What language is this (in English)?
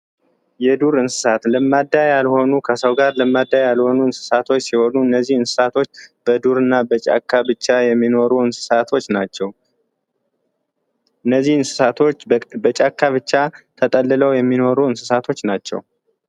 Amharic